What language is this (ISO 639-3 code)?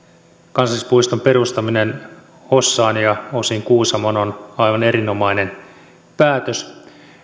fin